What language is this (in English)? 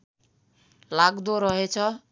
Nepali